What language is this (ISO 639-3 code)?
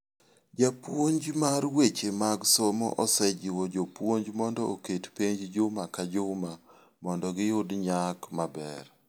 luo